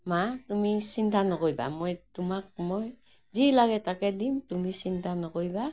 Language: Assamese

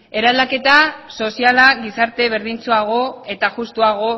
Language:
Basque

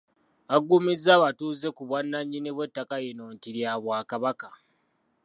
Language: Ganda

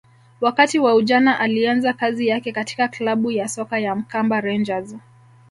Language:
Swahili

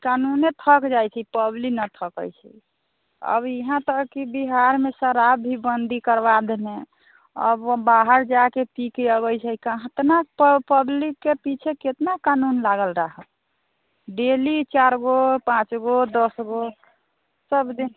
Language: Maithili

